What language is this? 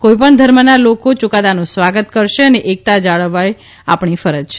Gujarati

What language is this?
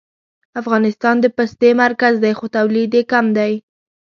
Pashto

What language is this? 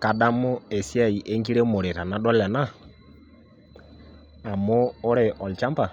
Masai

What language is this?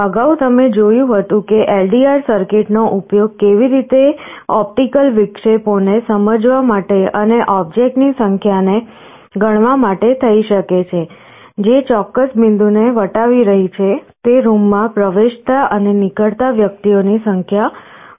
Gujarati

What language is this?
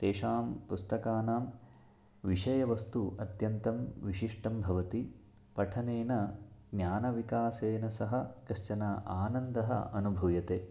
Sanskrit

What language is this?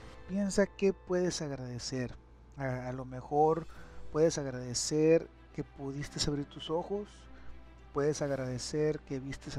Spanish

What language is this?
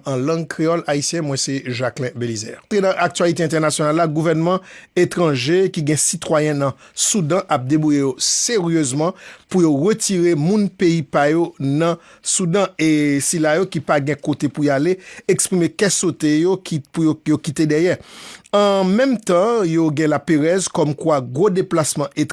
French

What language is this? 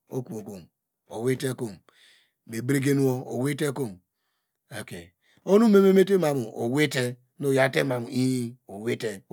Degema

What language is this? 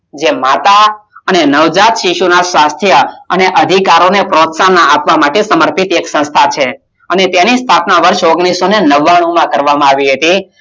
Gujarati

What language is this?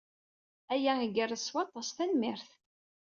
Kabyle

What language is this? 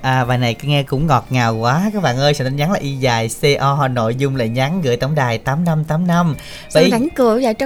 Vietnamese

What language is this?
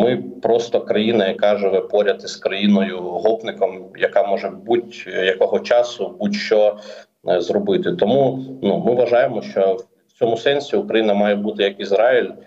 Ukrainian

